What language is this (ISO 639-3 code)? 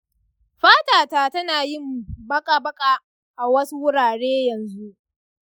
hau